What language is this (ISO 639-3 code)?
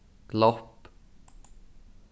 fao